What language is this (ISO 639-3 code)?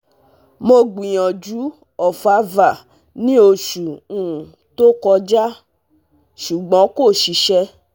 yor